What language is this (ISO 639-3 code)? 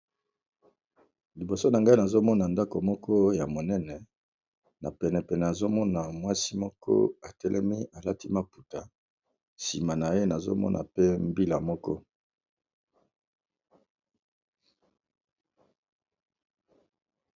lin